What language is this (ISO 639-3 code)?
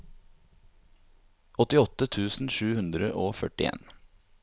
nor